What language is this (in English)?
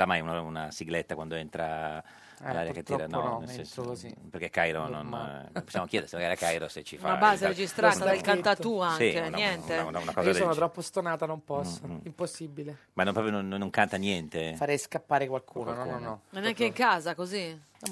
Italian